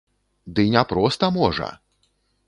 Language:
Belarusian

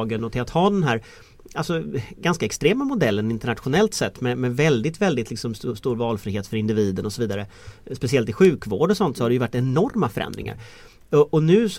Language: Swedish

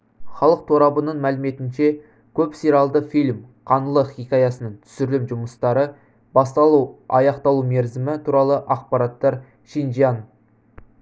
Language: Kazakh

